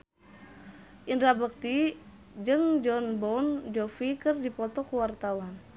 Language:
Sundanese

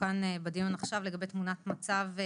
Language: Hebrew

